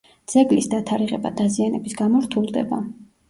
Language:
Georgian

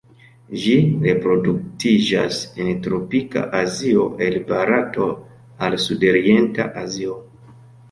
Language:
Esperanto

